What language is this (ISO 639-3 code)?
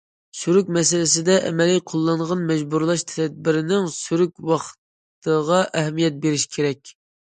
uig